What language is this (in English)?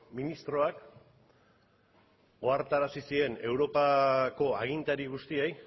Basque